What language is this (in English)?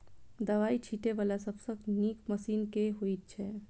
Maithili